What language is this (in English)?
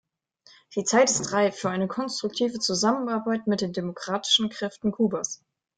German